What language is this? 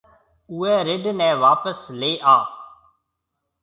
Marwari (Pakistan)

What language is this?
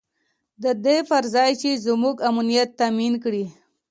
Pashto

